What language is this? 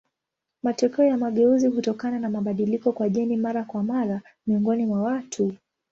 Swahili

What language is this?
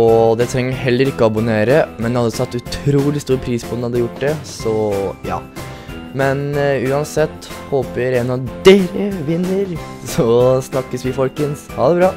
Norwegian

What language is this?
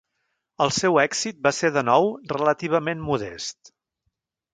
Catalan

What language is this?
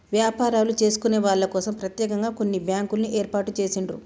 Telugu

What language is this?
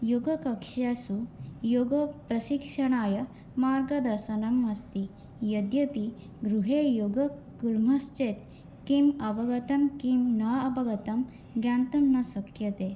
Sanskrit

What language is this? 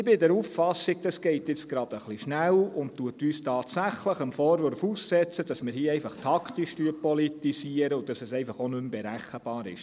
Swiss German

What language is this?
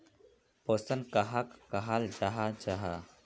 Magahi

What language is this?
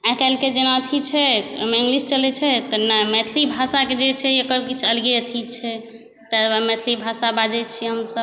Maithili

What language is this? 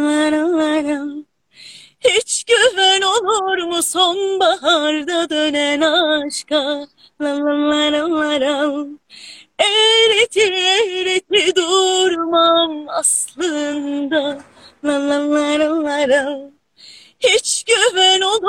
Turkish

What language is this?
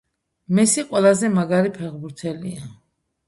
Georgian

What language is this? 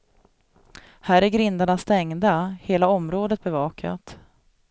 Swedish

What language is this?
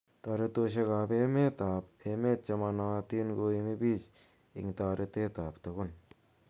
Kalenjin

